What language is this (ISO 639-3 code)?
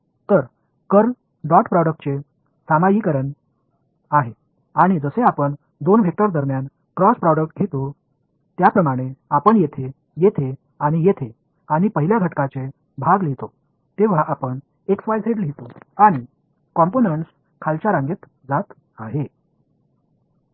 mar